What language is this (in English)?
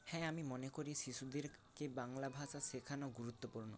Bangla